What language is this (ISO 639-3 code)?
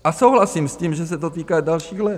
ces